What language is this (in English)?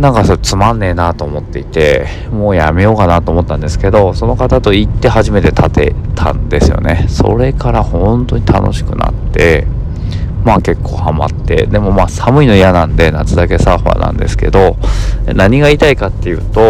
Japanese